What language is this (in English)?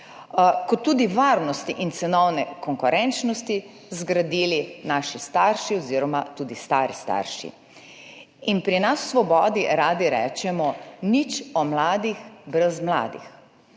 Slovenian